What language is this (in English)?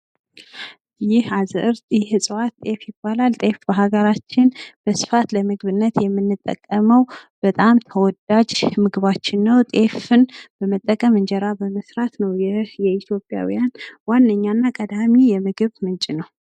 Amharic